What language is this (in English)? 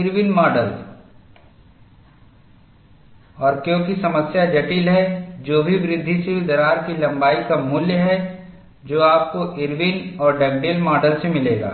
Hindi